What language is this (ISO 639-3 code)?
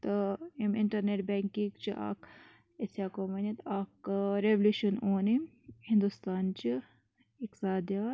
kas